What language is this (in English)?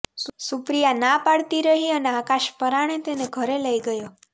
Gujarati